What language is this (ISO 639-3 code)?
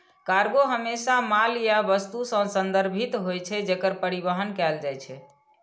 mai